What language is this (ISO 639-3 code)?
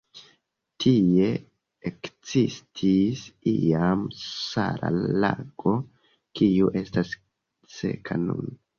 epo